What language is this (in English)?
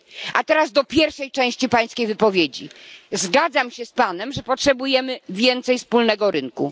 Polish